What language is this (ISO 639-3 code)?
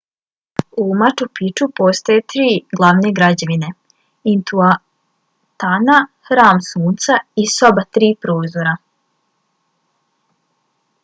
bos